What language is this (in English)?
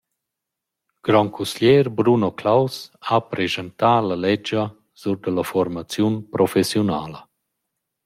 Romansh